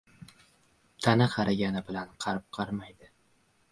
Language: Uzbek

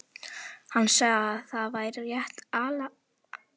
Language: Icelandic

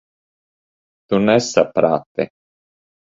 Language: Latvian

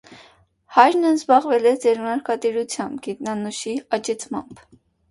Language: Armenian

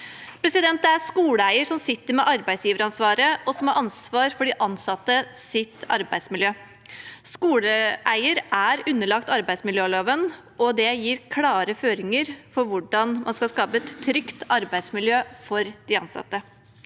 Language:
Norwegian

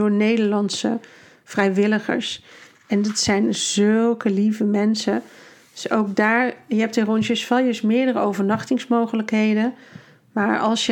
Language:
Dutch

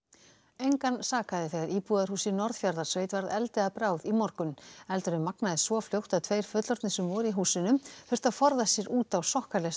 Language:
Icelandic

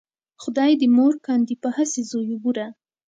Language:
Pashto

